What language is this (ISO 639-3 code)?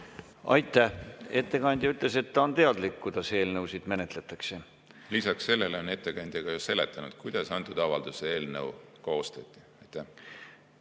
est